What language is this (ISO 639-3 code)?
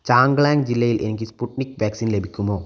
mal